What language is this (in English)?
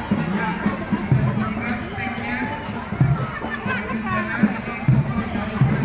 Indonesian